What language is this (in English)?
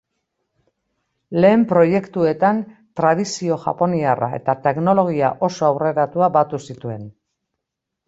Basque